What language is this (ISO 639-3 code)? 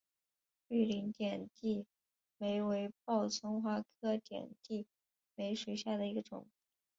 zho